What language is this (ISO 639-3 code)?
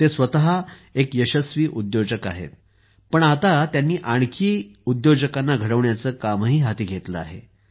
mar